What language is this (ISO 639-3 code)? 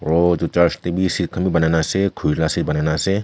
nag